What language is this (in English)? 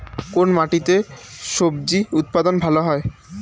Bangla